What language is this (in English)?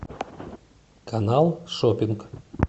Russian